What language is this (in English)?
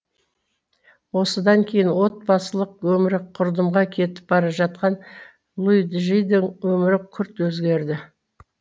Kazakh